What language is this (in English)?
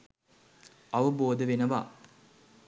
Sinhala